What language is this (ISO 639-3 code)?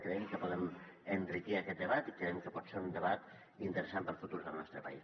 cat